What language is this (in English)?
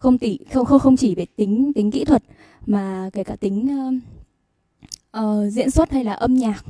Vietnamese